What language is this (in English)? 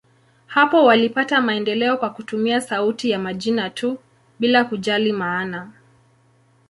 Swahili